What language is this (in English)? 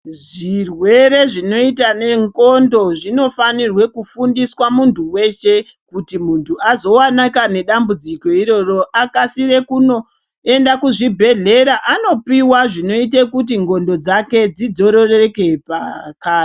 Ndau